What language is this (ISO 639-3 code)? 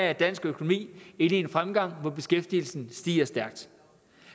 dan